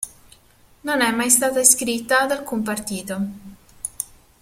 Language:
Italian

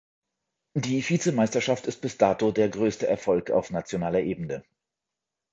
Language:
German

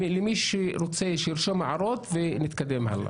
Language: Hebrew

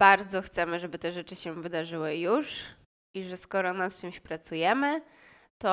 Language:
Polish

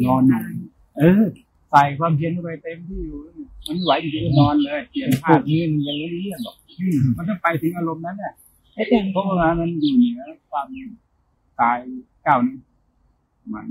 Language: Thai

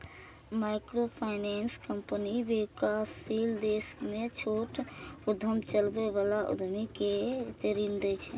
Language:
Maithili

